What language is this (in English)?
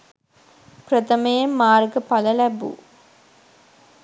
Sinhala